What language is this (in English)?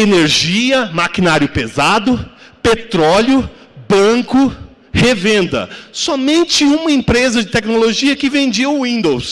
Portuguese